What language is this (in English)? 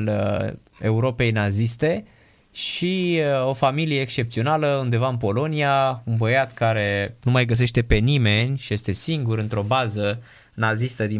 Romanian